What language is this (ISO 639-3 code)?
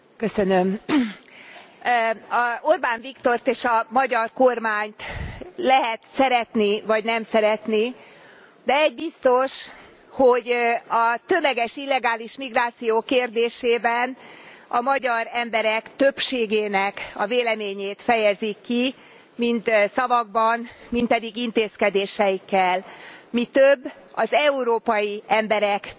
hun